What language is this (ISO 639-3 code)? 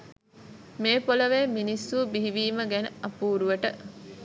sin